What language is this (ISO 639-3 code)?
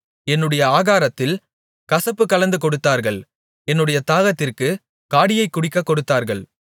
tam